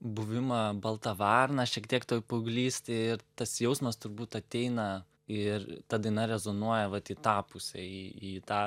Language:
Lithuanian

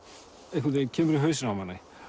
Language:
Icelandic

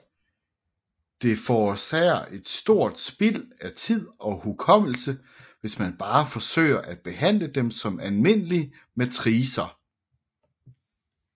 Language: Danish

